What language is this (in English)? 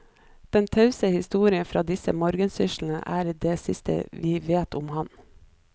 Norwegian